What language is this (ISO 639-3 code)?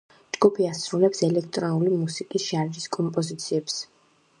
kat